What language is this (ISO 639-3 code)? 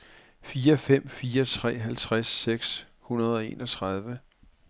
dan